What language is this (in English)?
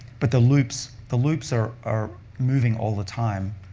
English